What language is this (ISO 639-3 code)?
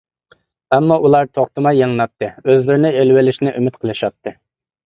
uig